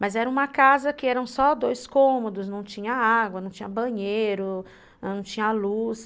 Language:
Portuguese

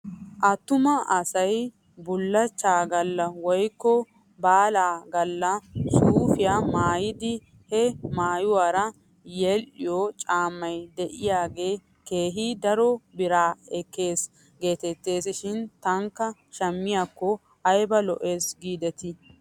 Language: Wolaytta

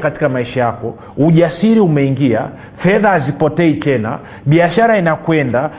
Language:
Swahili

